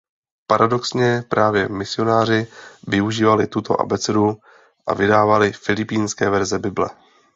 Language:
Czech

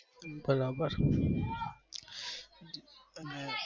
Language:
Gujarati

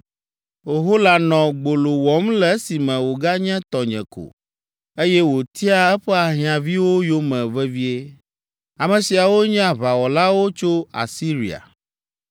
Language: Ewe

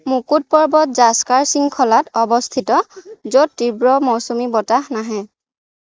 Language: Assamese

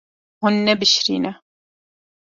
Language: Kurdish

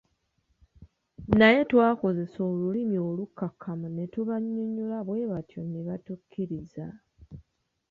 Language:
Ganda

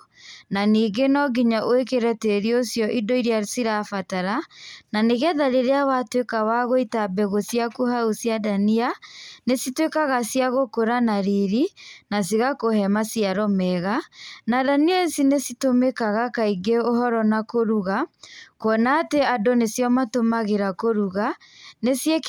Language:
Kikuyu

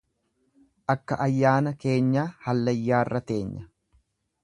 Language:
Oromo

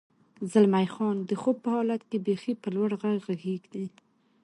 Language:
Pashto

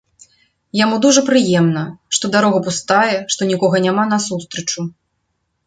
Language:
Belarusian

